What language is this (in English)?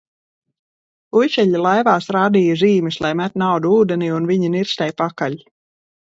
Latvian